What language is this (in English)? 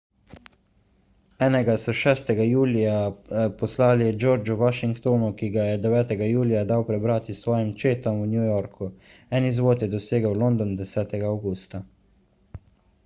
Slovenian